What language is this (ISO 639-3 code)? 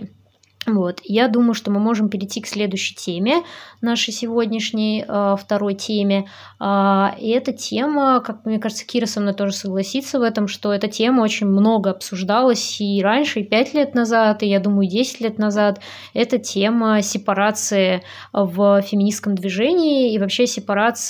rus